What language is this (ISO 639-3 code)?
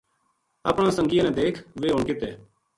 gju